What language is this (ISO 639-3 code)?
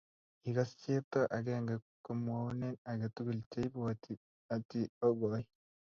kln